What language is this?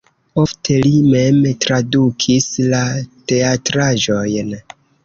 Esperanto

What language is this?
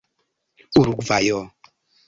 Esperanto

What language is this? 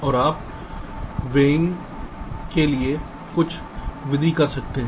Hindi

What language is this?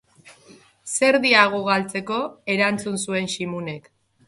Basque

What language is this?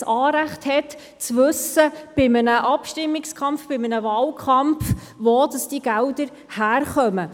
Swiss German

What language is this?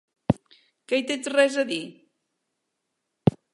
Catalan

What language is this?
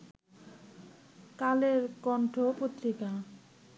Bangla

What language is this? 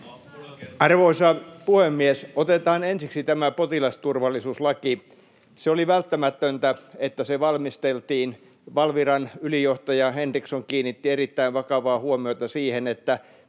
Finnish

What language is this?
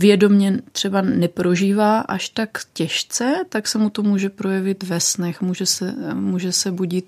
Czech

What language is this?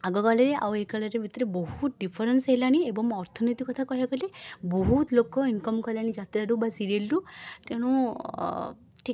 Odia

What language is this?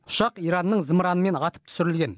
Kazakh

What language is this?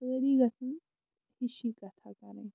Kashmiri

